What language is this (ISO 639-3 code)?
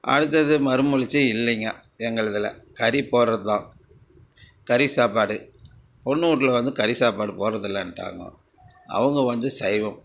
tam